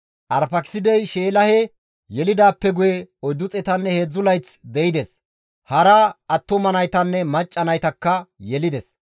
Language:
Gamo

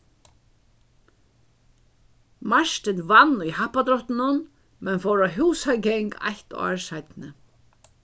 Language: Faroese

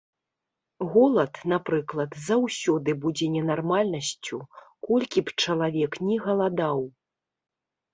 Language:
Belarusian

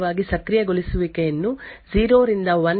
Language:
Kannada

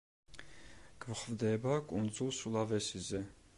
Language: Georgian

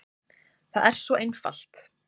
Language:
Icelandic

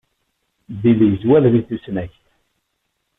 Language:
Kabyle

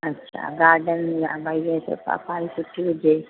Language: Sindhi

